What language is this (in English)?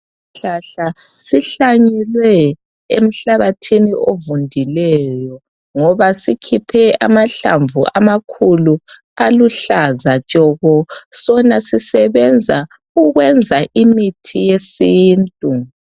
North Ndebele